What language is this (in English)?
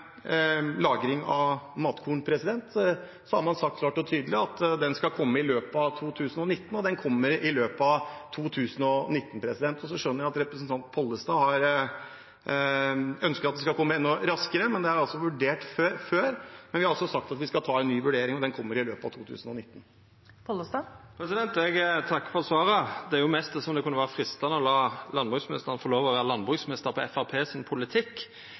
Norwegian